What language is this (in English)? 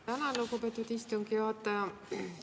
Estonian